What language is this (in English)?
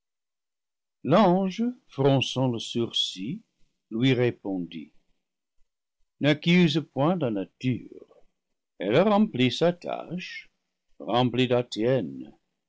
French